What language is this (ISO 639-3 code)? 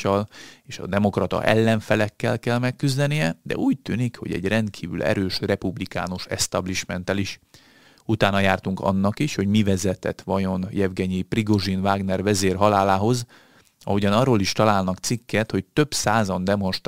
hun